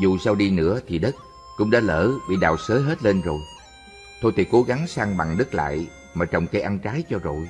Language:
Vietnamese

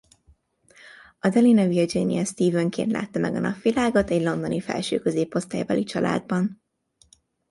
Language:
Hungarian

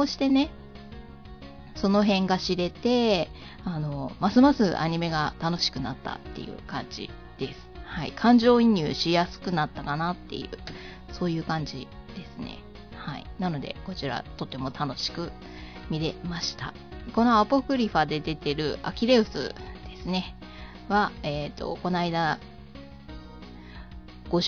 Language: Japanese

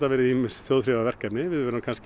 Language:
Icelandic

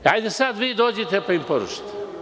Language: Serbian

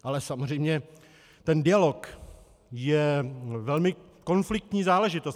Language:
Czech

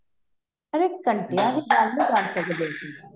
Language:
Punjabi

